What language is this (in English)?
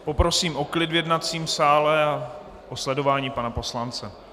Czech